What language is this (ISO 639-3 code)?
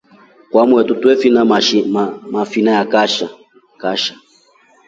rof